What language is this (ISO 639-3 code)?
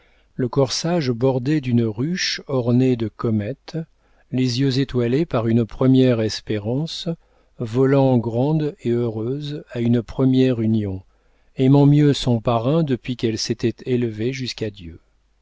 fra